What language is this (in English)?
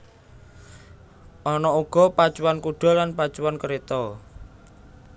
Javanese